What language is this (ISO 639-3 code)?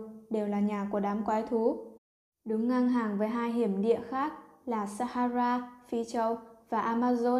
vie